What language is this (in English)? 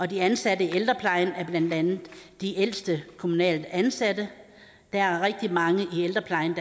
Danish